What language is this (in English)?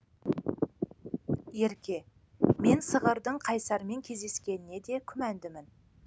Kazakh